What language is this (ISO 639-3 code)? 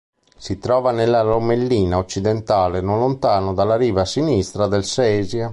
ita